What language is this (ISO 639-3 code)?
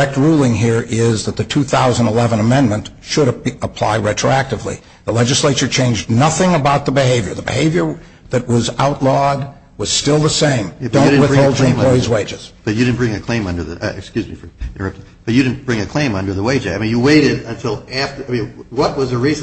eng